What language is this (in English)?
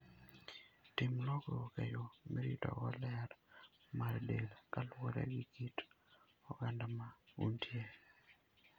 Luo (Kenya and Tanzania)